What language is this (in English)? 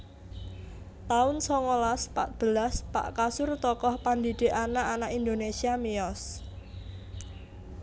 Javanese